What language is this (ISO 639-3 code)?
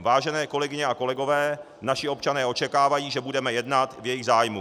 ces